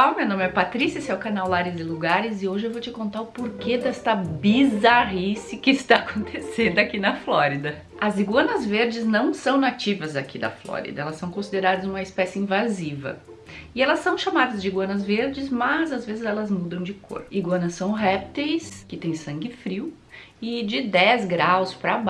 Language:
Portuguese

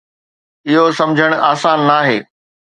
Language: Sindhi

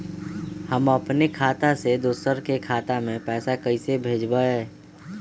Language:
Magahi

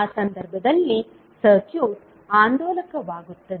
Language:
Kannada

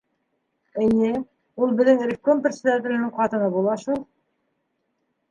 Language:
Bashkir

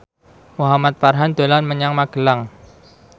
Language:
Javanese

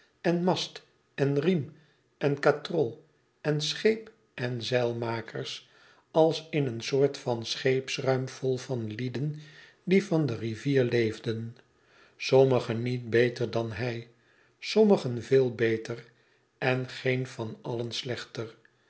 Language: Dutch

